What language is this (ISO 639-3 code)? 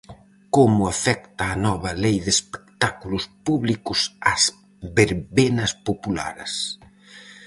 glg